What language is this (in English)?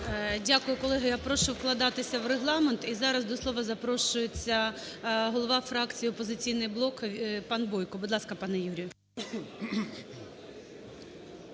Ukrainian